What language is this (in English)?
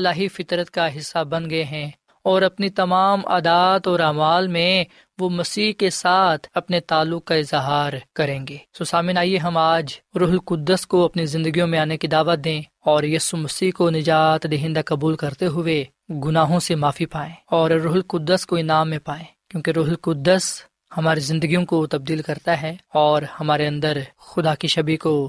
Urdu